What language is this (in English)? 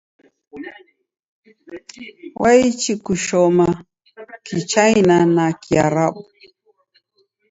Taita